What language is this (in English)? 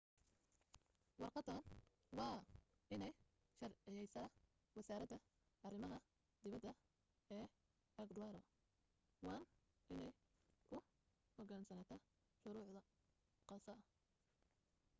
Somali